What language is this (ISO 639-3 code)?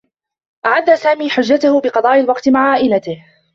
ara